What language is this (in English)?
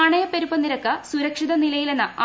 Malayalam